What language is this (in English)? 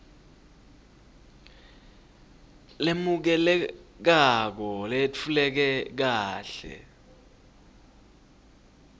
Swati